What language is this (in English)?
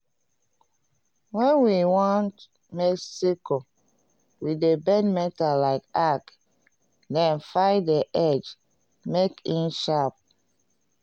Nigerian Pidgin